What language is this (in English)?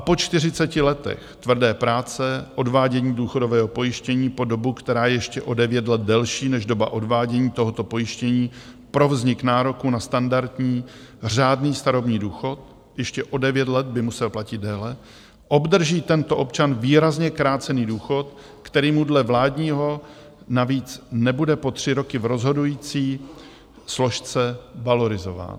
Czech